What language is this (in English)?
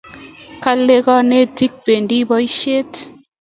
Kalenjin